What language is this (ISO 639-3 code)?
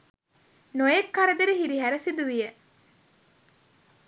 sin